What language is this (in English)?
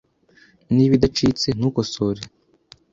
Kinyarwanda